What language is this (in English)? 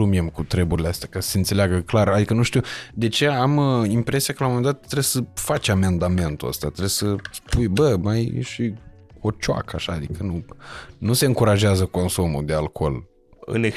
Romanian